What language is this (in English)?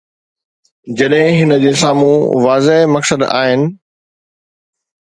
Sindhi